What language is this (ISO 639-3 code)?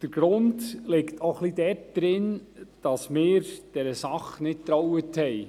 gsw